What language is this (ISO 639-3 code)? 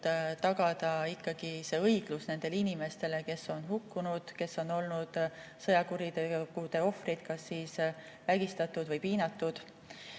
est